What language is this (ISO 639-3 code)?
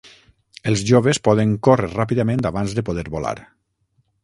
cat